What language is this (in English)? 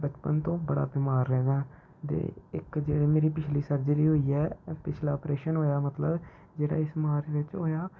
Dogri